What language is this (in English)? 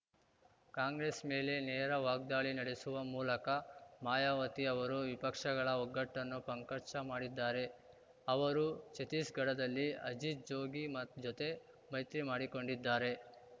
Kannada